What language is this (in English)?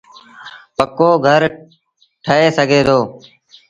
Sindhi Bhil